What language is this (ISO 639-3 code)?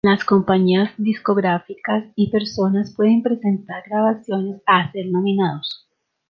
spa